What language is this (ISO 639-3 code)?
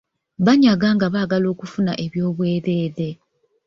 lug